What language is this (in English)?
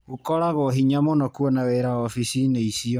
Kikuyu